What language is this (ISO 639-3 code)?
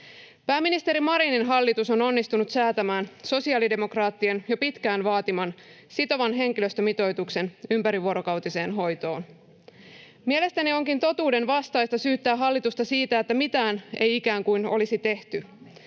fin